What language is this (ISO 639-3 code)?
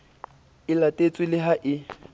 sot